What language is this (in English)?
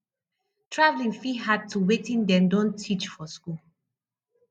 Nigerian Pidgin